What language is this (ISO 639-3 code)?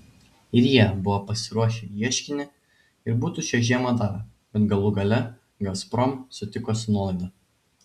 lit